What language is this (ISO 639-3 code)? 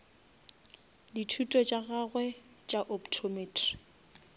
nso